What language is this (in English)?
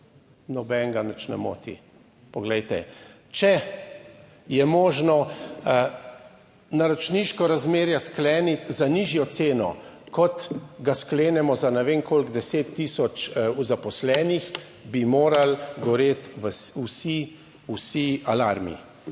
Slovenian